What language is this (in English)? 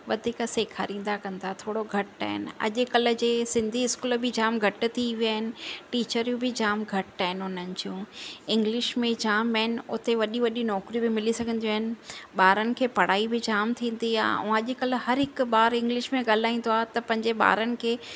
Sindhi